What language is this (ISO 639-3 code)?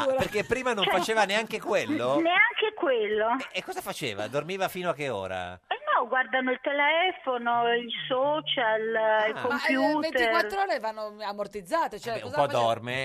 ita